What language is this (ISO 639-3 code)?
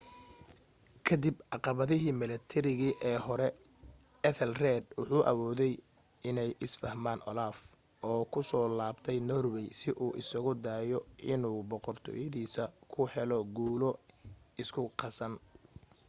som